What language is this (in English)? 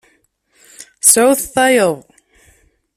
Kabyle